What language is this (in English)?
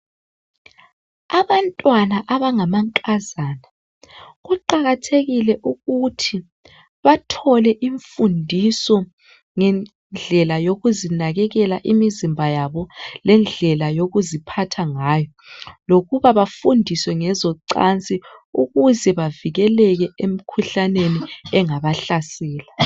North Ndebele